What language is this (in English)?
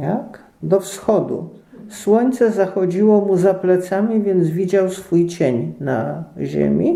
Polish